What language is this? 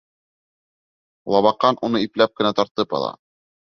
Bashkir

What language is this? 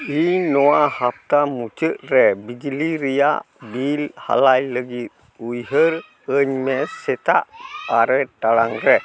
Santali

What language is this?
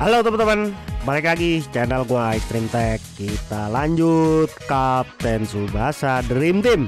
Indonesian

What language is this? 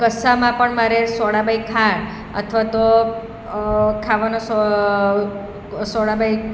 Gujarati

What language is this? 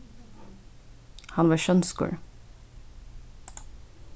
Faroese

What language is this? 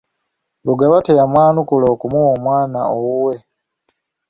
Ganda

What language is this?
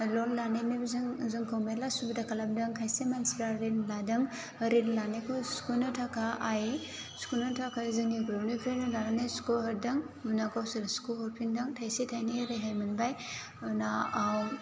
Bodo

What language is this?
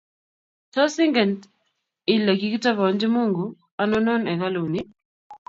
Kalenjin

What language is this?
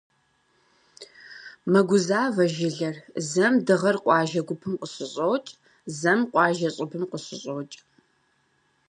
Kabardian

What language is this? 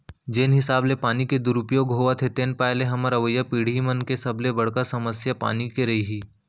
Chhattisgarhi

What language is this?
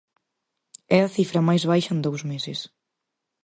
Galician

